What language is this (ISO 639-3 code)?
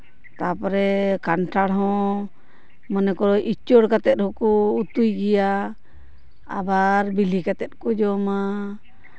sat